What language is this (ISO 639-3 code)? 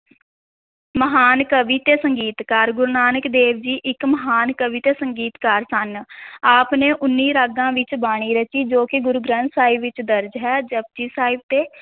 pan